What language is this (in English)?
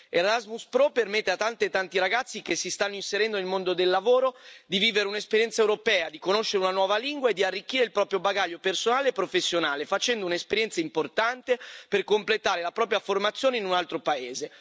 Italian